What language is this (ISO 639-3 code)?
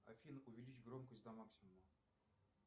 rus